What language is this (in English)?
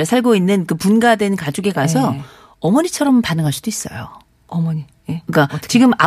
Korean